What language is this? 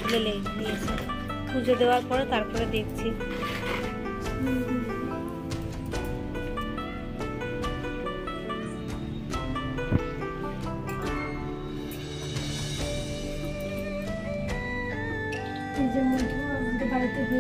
Arabic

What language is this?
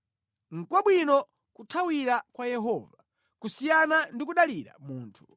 Nyanja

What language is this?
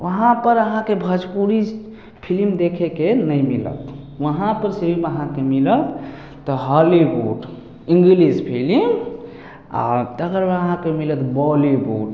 Maithili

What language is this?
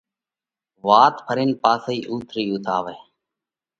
Parkari Koli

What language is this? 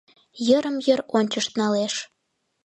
Mari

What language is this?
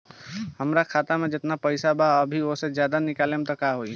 Bhojpuri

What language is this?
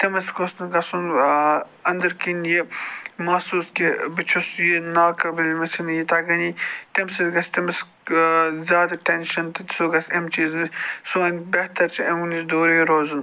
Kashmiri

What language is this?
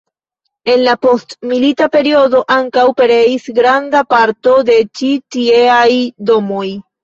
Esperanto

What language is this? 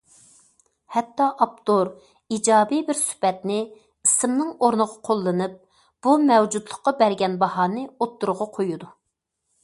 Uyghur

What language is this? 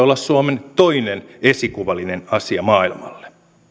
Finnish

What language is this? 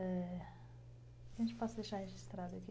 Portuguese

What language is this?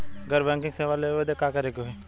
Bhojpuri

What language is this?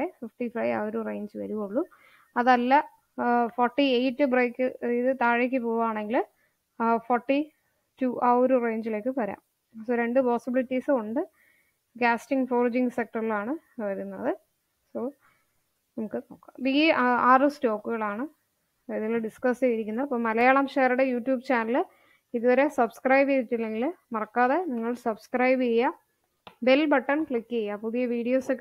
English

